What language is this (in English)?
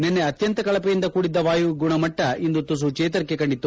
Kannada